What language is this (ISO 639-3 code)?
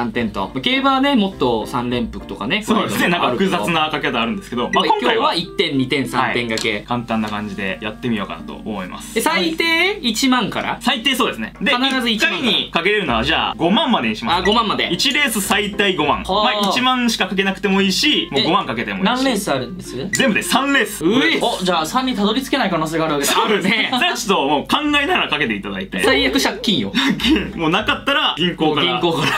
jpn